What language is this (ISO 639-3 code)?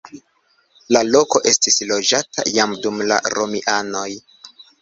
epo